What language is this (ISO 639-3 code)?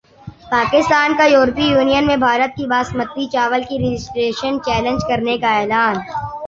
urd